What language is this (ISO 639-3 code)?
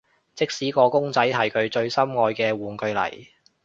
yue